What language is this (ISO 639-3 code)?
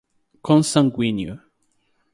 por